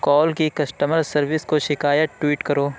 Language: Urdu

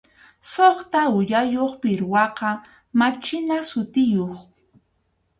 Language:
Arequipa-La Unión Quechua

